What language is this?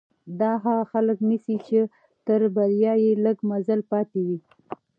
Pashto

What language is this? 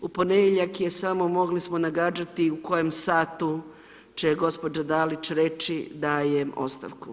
Croatian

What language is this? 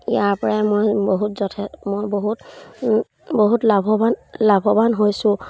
Assamese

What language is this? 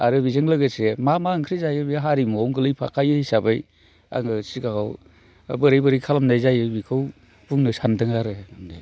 Bodo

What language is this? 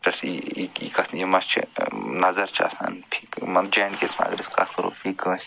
Kashmiri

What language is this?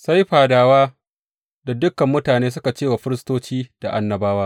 Hausa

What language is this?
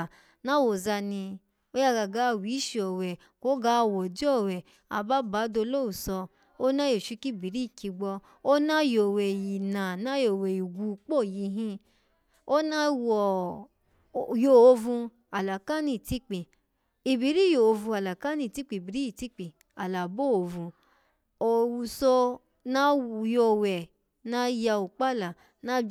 Alago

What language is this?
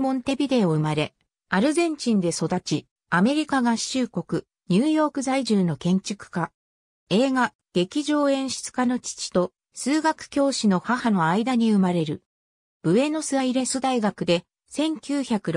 Japanese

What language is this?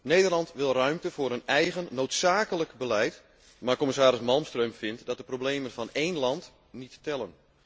Dutch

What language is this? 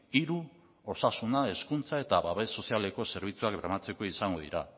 Basque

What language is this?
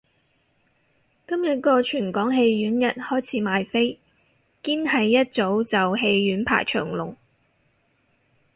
Cantonese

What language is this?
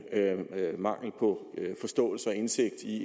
Danish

